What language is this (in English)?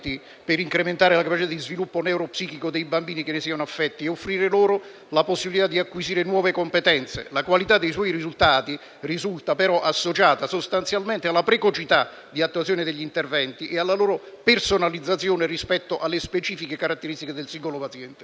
Italian